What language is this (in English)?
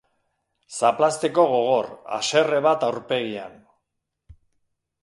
Basque